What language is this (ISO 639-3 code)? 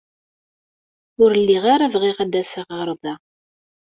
kab